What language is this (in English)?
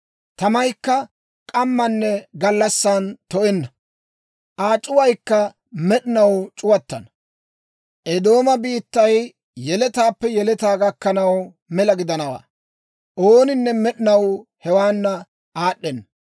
Dawro